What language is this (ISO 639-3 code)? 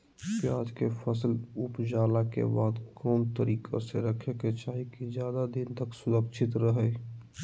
mag